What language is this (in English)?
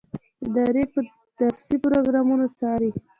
Pashto